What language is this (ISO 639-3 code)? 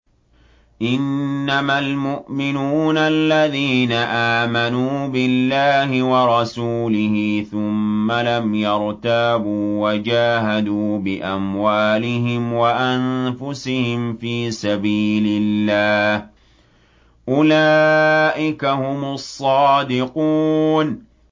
ara